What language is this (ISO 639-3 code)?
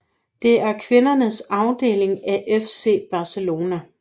dan